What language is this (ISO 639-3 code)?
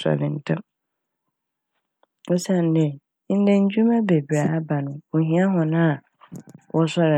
aka